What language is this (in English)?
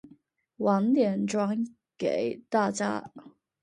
Chinese